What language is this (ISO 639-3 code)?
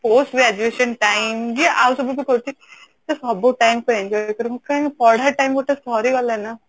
ori